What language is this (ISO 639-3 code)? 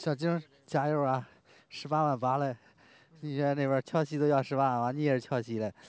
zho